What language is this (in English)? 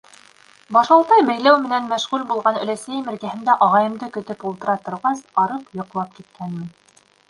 Bashkir